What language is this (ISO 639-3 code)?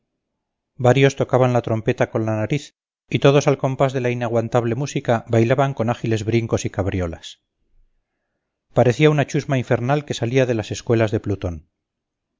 spa